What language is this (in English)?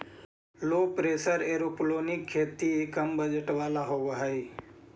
Magahi